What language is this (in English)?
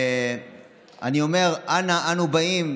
Hebrew